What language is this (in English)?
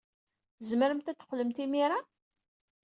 Kabyle